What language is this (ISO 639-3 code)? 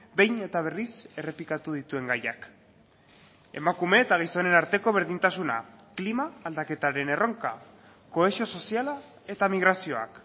eus